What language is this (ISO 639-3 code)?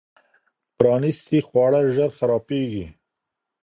pus